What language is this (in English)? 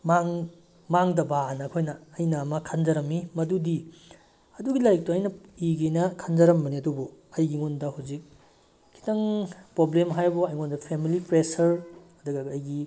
Manipuri